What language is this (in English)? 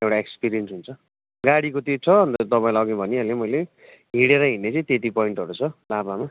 Nepali